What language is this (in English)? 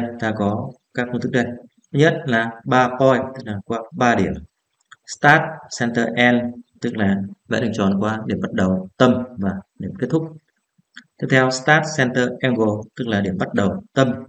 Vietnamese